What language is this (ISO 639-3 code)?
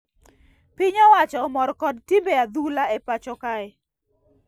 luo